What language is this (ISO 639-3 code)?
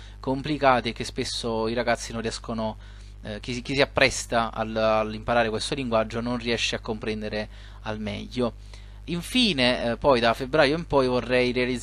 ita